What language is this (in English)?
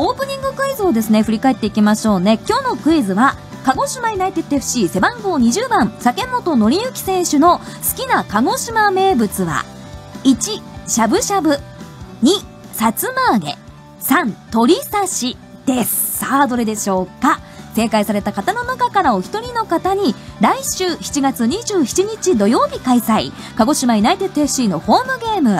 Japanese